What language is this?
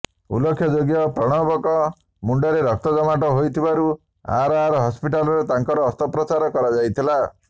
Odia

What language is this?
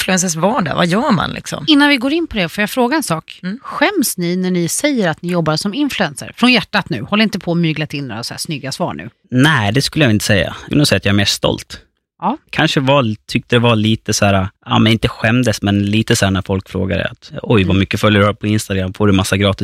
Swedish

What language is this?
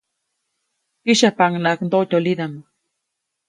Copainalá Zoque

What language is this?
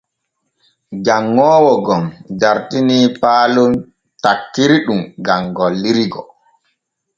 Borgu Fulfulde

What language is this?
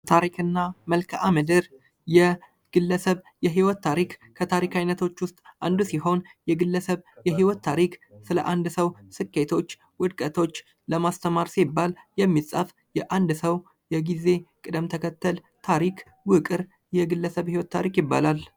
Amharic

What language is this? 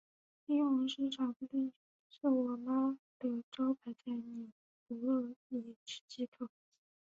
Chinese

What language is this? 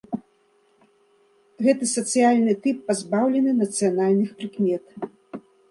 Belarusian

